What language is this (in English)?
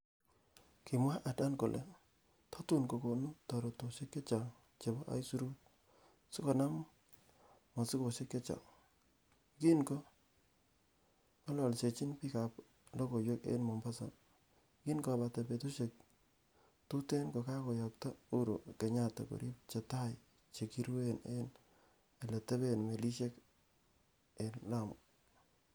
Kalenjin